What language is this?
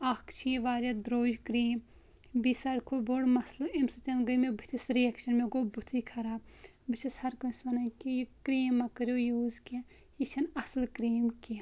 Kashmiri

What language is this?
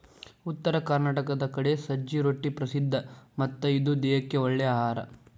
Kannada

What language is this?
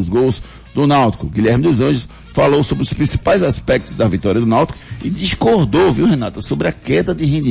Portuguese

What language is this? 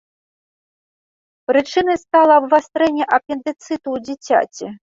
Belarusian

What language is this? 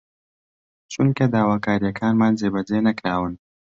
Central Kurdish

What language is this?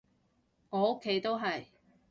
Cantonese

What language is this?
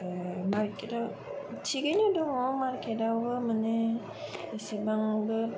Bodo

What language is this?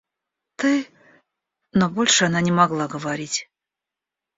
Russian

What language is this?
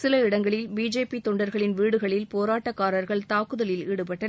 Tamil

